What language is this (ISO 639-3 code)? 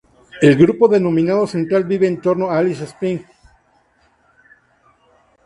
spa